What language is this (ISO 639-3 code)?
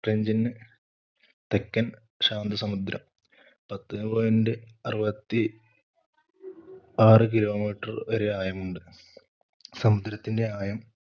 mal